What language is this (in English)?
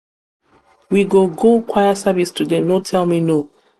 Nigerian Pidgin